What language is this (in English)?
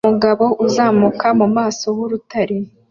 Kinyarwanda